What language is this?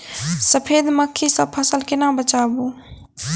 Maithili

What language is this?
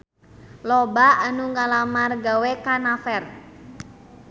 Sundanese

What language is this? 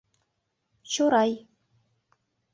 Mari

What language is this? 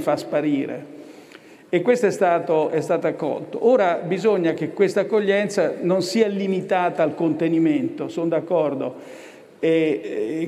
Italian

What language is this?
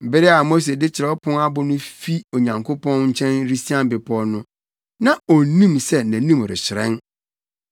Akan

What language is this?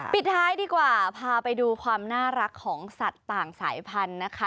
Thai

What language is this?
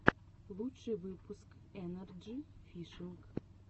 Russian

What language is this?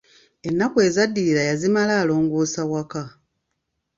Ganda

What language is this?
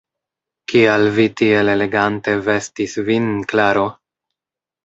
Esperanto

